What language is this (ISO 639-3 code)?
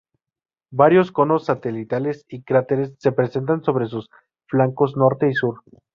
spa